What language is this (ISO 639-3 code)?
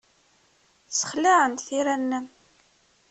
kab